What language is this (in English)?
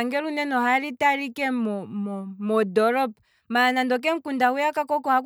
Kwambi